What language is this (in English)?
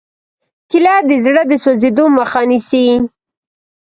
Pashto